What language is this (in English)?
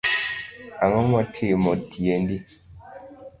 Luo (Kenya and Tanzania)